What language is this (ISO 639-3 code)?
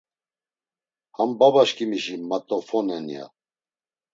lzz